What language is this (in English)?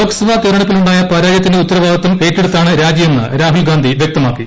Malayalam